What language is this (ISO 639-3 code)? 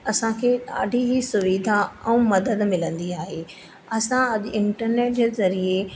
snd